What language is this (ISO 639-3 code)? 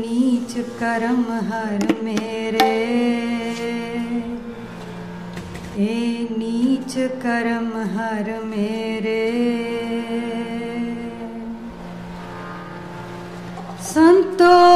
pan